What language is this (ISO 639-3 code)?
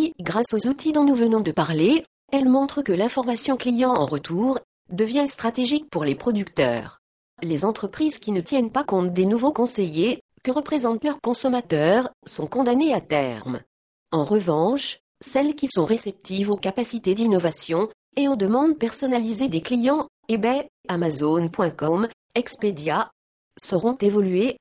fra